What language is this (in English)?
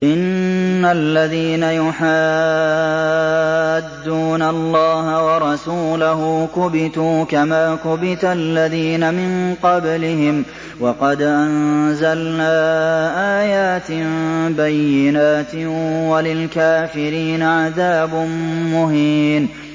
Arabic